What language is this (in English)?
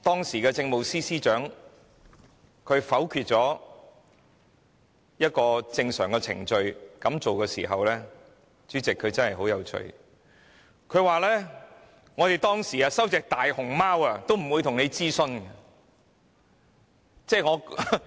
Cantonese